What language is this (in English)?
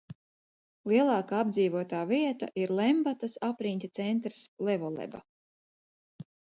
Latvian